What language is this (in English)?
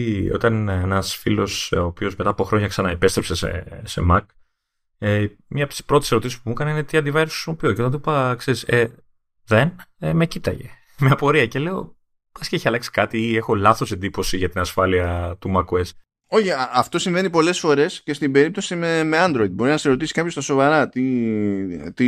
Greek